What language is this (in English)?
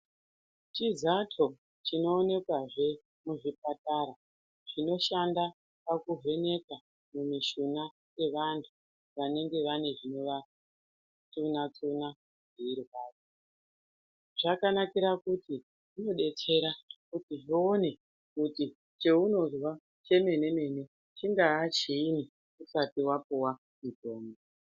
Ndau